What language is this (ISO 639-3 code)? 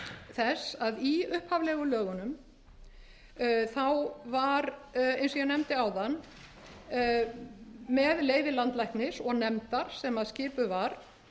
isl